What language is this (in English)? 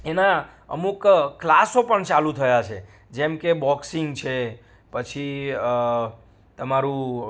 Gujarati